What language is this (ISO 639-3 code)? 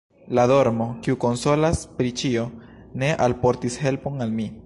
epo